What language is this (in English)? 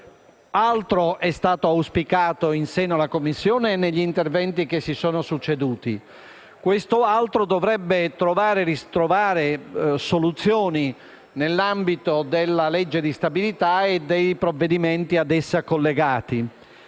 Italian